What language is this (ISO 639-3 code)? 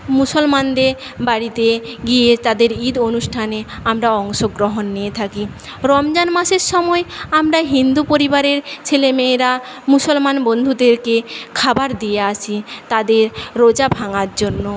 ben